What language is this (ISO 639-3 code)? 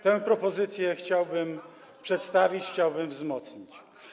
pol